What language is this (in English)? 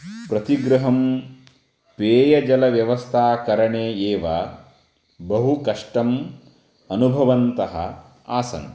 Sanskrit